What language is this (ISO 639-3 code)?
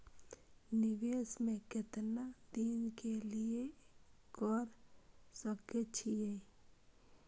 mai